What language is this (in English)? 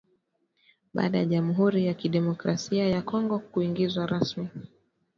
Swahili